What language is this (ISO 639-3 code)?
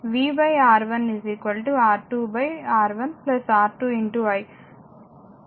tel